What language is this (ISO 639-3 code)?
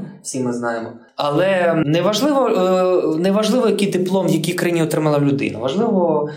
ukr